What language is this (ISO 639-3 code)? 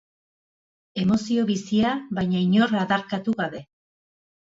eus